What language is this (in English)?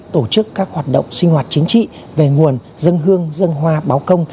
Vietnamese